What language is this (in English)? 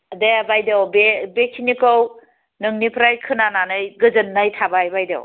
Bodo